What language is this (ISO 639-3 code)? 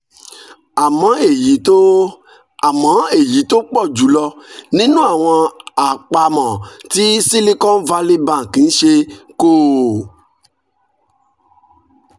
yor